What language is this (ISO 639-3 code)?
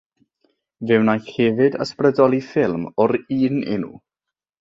cym